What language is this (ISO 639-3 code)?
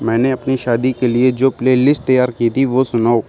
urd